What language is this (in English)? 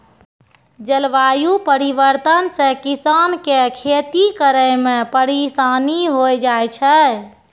Maithili